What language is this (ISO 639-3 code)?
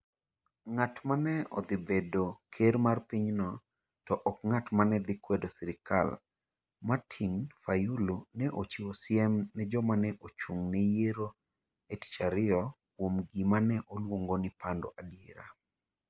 luo